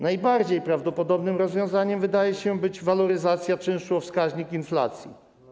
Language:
Polish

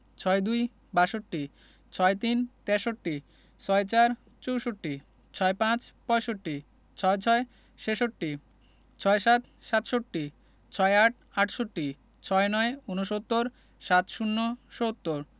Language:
Bangla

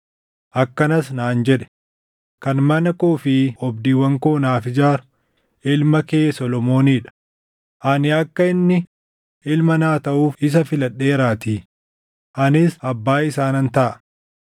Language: Oromo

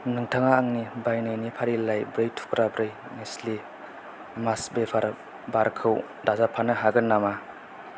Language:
Bodo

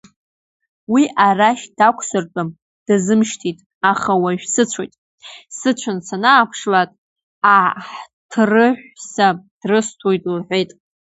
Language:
Abkhazian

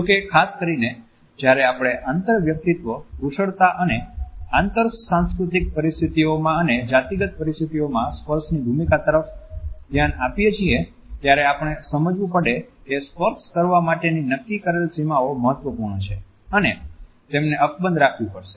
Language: Gujarati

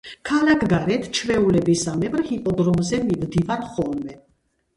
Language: Georgian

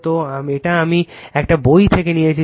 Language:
Bangla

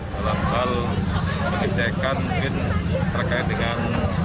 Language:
Indonesian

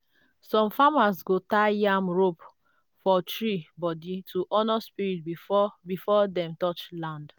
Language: Nigerian Pidgin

